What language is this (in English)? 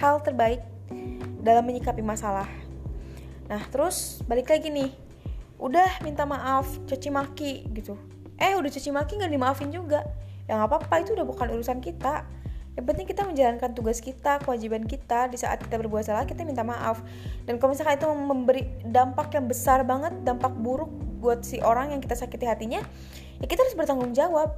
Indonesian